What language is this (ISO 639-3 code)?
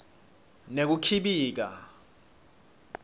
ssw